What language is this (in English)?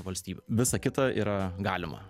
Lithuanian